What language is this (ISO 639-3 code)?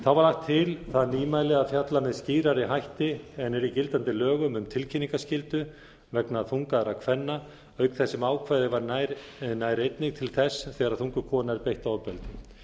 isl